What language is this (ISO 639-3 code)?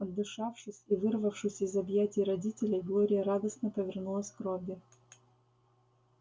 rus